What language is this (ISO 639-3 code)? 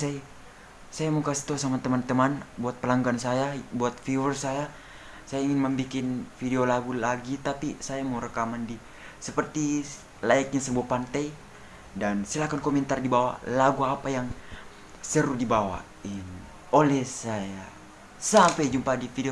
ind